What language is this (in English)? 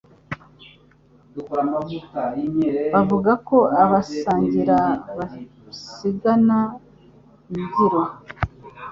Kinyarwanda